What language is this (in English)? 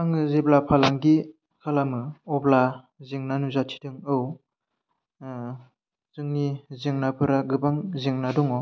Bodo